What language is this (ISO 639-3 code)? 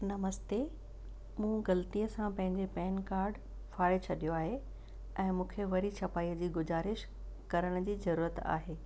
snd